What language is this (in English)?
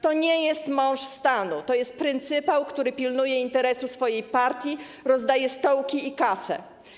Polish